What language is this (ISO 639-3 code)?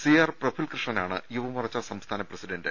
mal